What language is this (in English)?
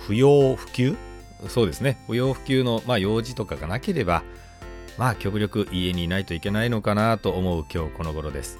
Japanese